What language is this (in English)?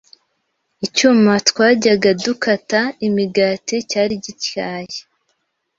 Kinyarwanda